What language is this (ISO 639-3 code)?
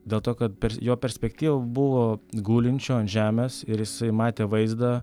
lit